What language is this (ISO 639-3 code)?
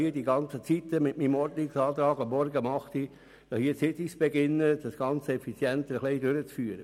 gsw